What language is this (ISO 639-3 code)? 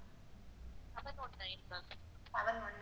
tam